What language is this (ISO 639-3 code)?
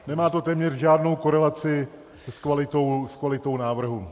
ces